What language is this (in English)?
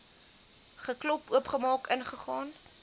Afrikaans